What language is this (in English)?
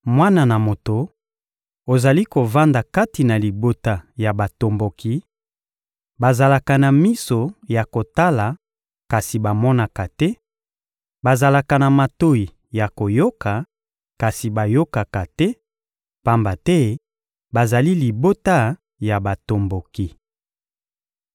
Lingala